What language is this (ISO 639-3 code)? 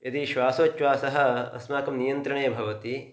san